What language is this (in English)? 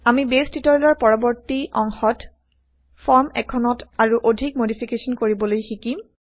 Assamese